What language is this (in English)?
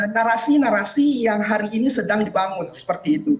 Indonesian